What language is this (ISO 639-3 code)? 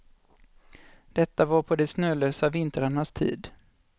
swe